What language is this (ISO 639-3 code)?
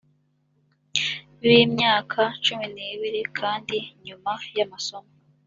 kin